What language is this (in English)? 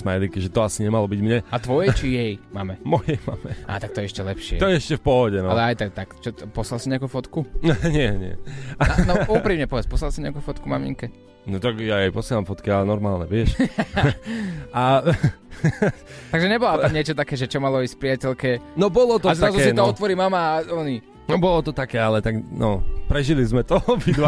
Slovak